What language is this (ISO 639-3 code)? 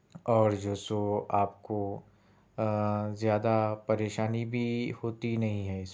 urd